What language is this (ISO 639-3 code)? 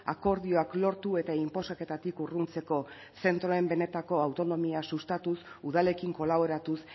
eus